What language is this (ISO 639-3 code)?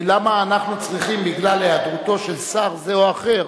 heb